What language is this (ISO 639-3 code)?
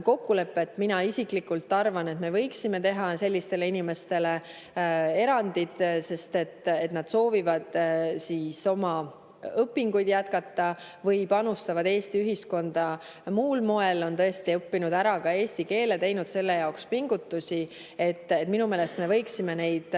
est